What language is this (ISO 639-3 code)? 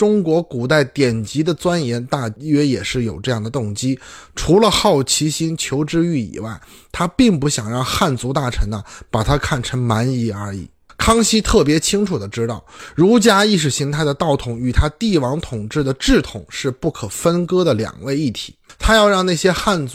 zho